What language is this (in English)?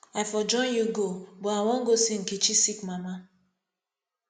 Nigerian Pidgin